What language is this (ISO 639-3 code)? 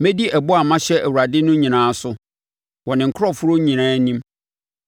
aka